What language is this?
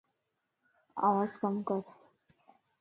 Lasi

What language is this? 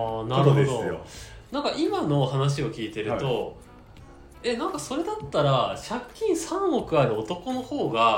Japanese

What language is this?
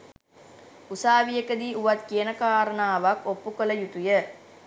Sinhala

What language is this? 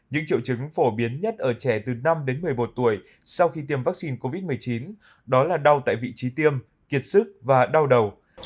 Vietnamese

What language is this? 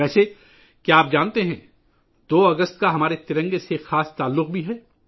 Urdu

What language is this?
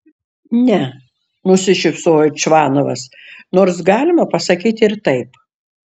Lithuanian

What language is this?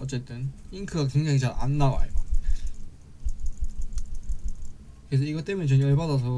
Korean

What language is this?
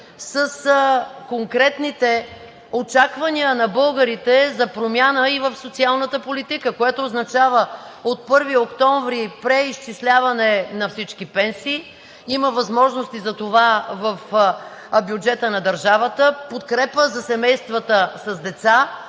Bulgarian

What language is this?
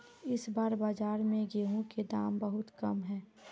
Magahi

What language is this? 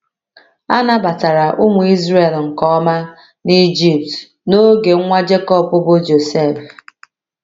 Igbo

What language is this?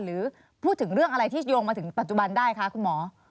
Thai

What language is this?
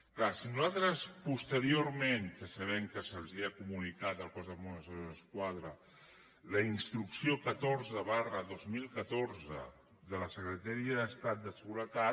Catalan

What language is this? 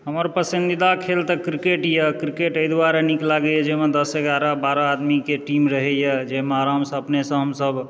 Maithili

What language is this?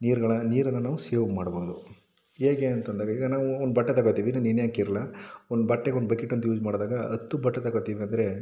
Kannada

